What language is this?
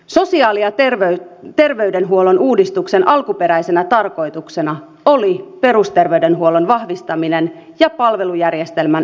Finnish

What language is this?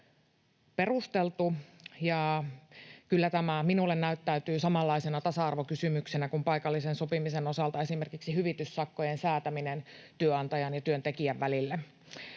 Finnish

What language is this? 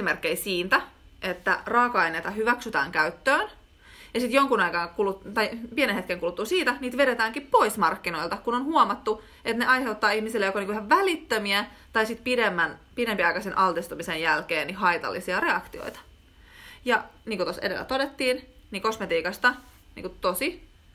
Finnish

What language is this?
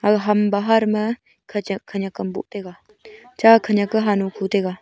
Wancho Naga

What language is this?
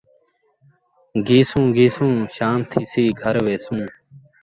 Saraiki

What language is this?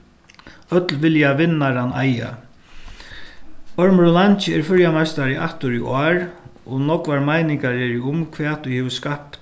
Faroese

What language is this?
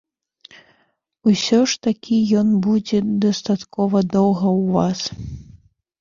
Belarusian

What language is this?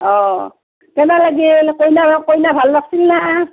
Assamese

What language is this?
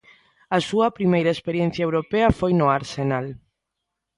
Galician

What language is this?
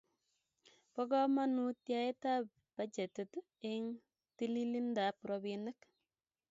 Kalenjin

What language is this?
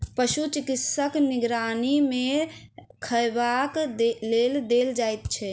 Maithili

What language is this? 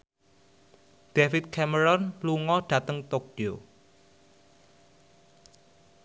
Javanese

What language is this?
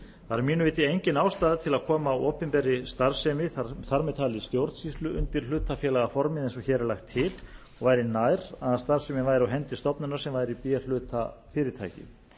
Icelandic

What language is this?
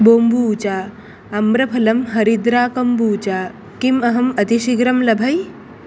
Sanskrit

